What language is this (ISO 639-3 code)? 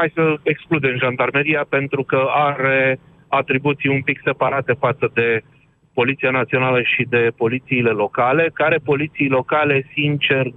ron